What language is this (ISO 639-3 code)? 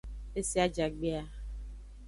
ajg